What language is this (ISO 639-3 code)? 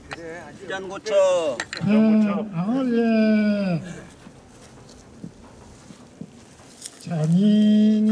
kor